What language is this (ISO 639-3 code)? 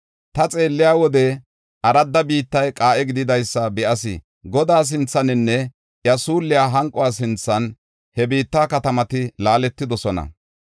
gof